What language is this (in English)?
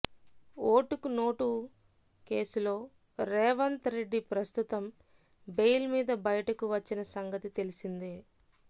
Telugu